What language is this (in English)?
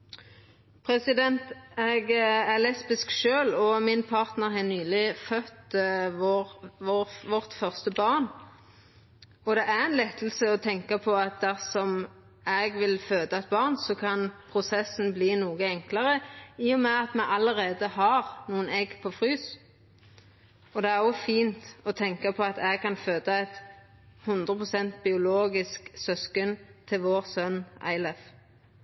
Norwegian Nynorsk